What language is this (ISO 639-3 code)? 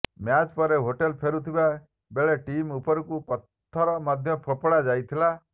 ori